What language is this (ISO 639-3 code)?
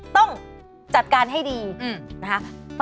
tha